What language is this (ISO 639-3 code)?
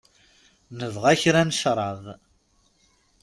kab